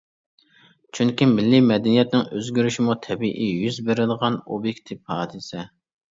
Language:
Uyghur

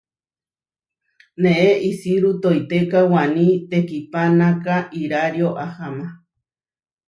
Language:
Huarijio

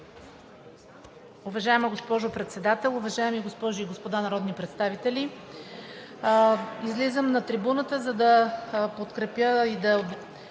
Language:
Bulgarian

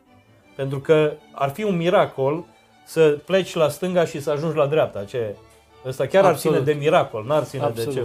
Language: Romanian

